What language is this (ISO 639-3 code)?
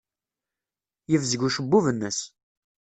kab